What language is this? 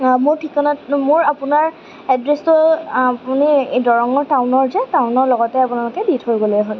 Assamese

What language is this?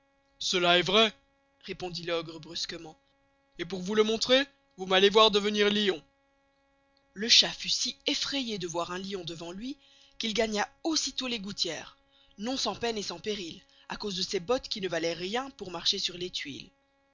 French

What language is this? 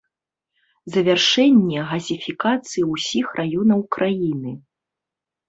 Belarusian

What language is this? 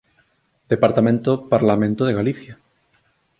Galician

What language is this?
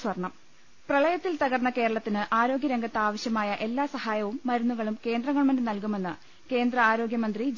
Malayalam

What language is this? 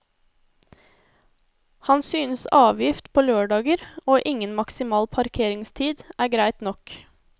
Norwegian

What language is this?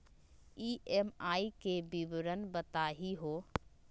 Magahi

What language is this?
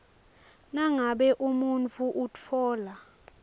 Swati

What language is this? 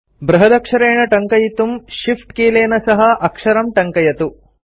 Sanskrit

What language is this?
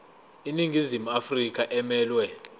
Zulu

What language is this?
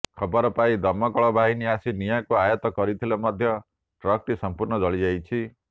Odia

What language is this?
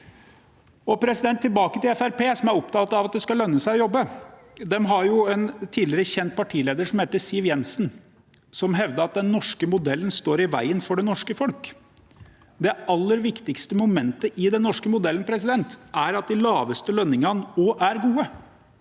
Norwegian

